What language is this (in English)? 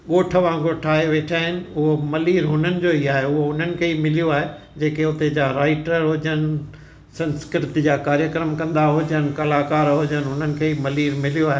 Sindhi